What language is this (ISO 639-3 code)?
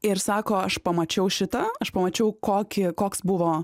lit